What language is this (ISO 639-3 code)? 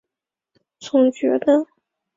zho